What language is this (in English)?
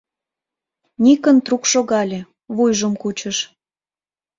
Mari